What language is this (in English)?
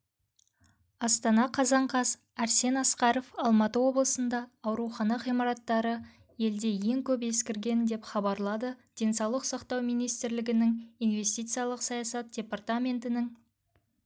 Kazakh